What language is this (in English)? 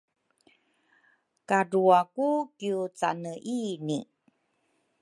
Rukai